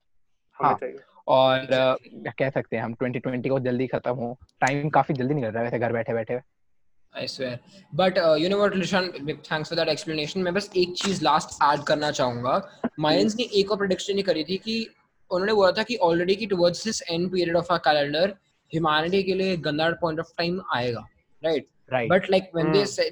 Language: Hindi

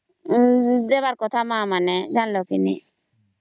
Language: Odia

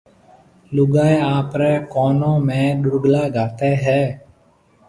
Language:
Marwari (Pakistan)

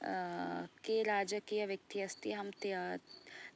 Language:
Sanskrit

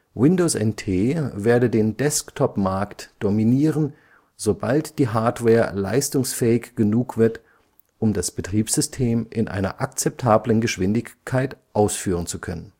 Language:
German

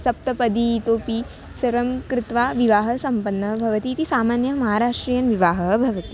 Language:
Sanskrit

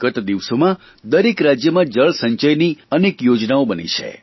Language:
Gujarati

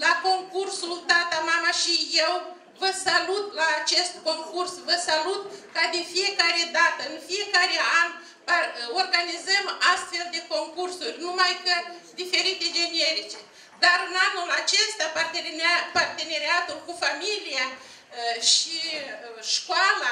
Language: Romanian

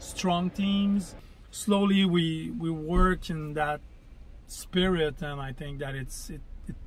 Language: English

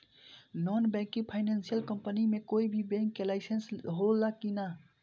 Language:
Bhojpuri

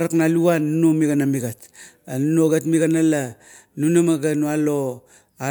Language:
Kuot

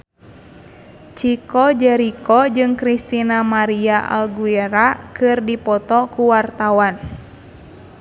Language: Sundanese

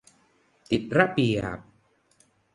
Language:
Thai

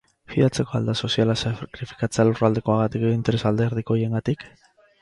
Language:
Basque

